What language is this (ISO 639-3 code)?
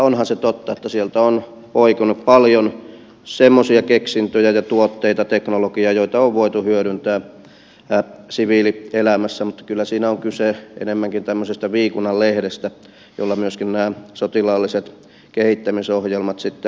fin